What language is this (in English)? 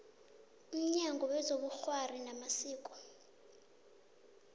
South Ndebele